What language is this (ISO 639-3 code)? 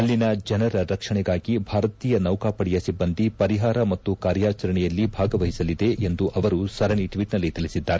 kan